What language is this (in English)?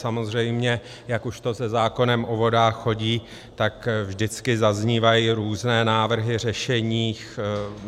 Czech